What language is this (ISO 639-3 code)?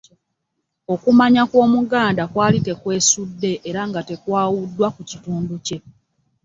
lug